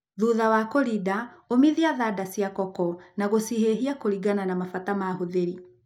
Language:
Kikuyu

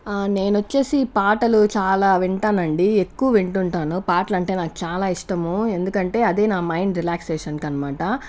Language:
Telugu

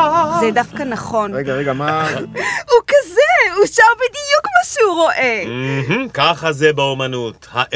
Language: Hebrew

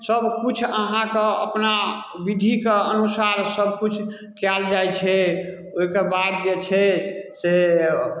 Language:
Maithili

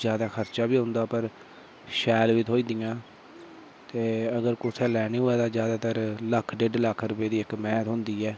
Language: Dogri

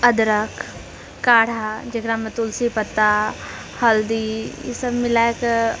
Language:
Maithili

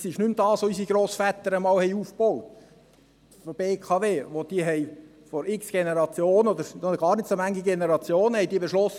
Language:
Swiss German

